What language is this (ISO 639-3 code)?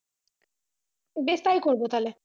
ben